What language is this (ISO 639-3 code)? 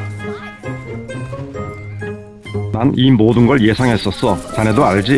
kor